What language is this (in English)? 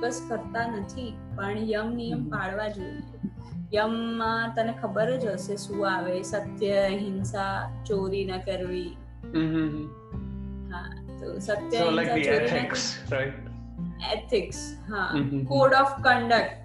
Gujarati